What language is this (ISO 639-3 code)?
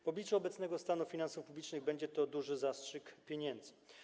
pol